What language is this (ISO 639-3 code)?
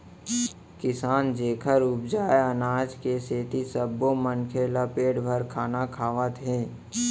hne